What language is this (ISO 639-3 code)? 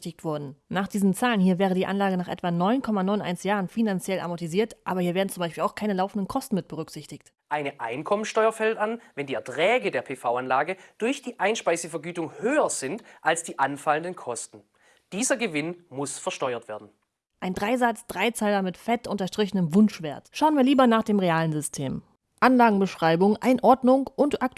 deu